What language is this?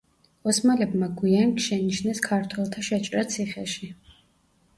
Georgian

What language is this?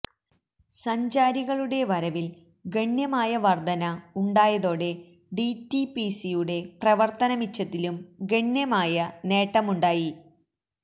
Malayalam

